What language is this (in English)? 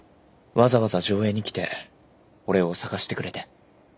Japanese